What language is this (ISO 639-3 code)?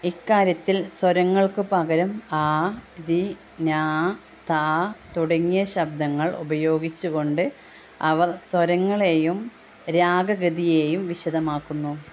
mal